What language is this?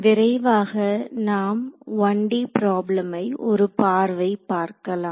Tamil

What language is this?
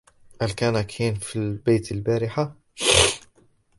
Arabic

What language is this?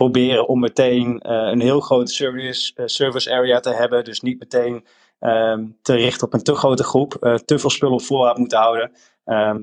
Dutch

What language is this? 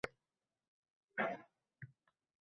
Uzbek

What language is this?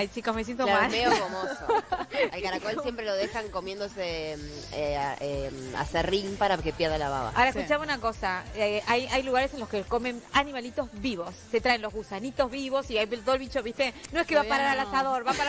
Spanish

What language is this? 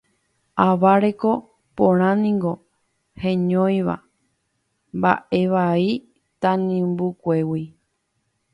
Guarani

